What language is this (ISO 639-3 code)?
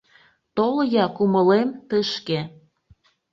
chm